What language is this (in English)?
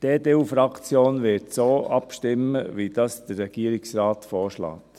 Swiss German